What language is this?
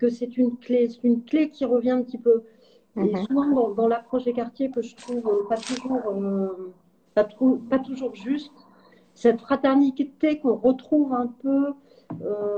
French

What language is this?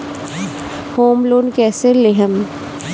Bhojpuri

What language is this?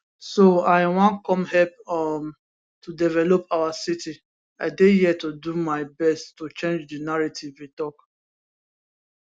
Nigerian Pidgin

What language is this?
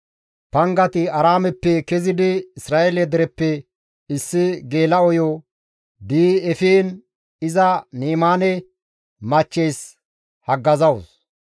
Gamo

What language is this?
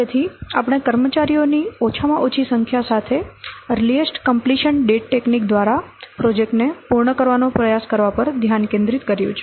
Gujarati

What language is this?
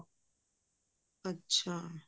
Punjabi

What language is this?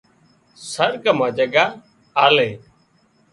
Wadiyara Koli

